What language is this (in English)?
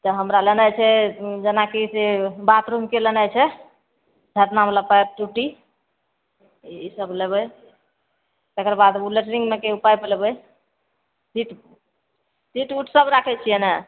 Maithili